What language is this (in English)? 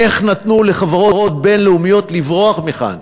Hebrew